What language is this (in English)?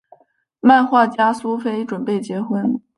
Chinese